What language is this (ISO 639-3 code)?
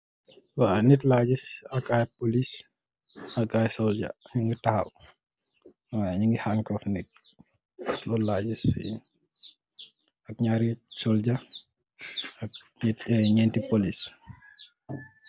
wol